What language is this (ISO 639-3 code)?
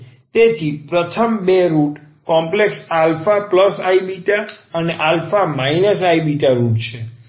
guj